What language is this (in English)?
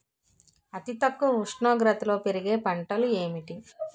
Telugu